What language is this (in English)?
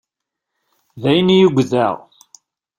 Kabyle